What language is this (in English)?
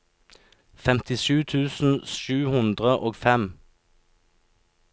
Norwegian